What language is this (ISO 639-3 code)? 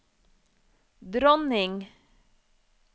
nor